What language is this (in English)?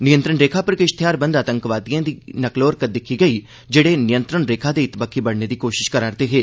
Dogri